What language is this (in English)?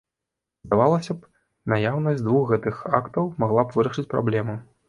Belarusian